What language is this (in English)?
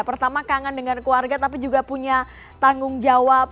Indonesian